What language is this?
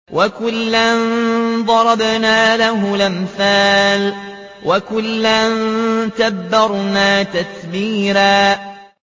Arabic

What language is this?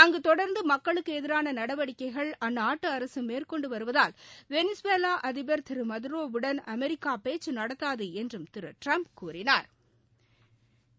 Tamil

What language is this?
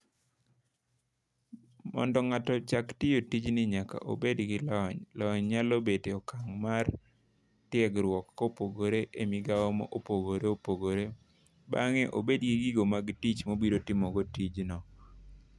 Luo (Kenya and Tanzania)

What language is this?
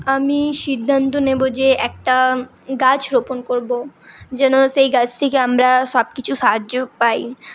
Bangla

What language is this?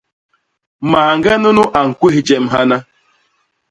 Basaa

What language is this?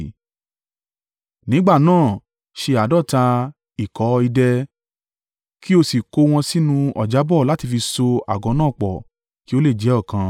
Yoruba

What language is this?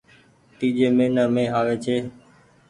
Goaria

